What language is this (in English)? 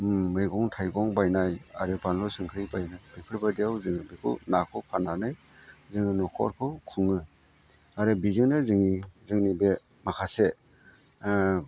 Bodo